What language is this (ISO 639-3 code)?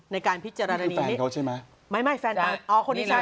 tha